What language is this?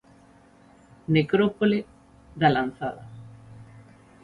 Galician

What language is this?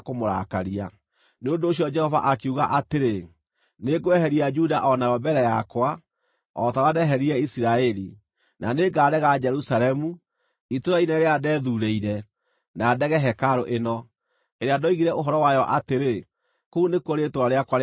Kikuyu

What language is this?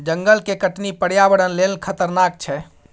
Maithili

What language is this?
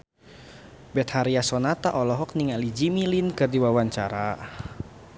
Sundanese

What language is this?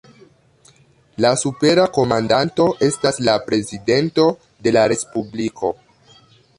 Esperanto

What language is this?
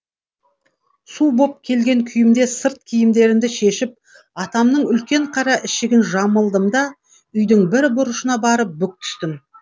Kazakh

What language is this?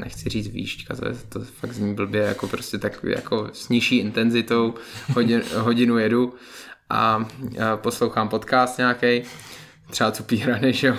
Czech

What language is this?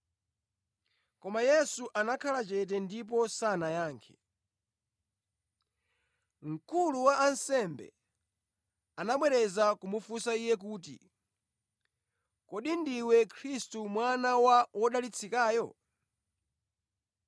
Nyanja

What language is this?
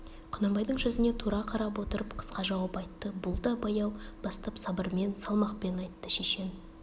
Kazakh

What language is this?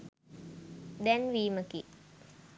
Sinhala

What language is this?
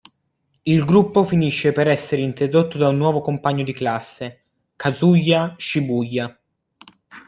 Italian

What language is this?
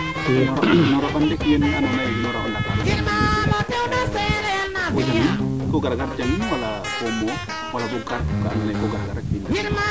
Serer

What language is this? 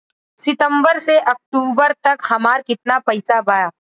Bhojpuri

